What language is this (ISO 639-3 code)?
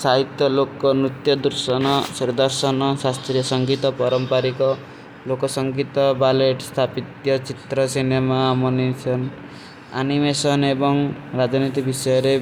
uki